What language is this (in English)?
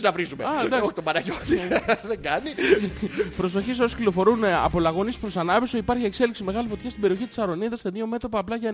Greek